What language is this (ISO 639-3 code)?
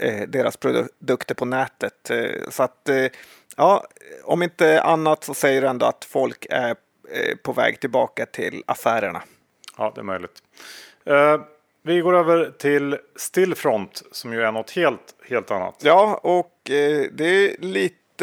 swe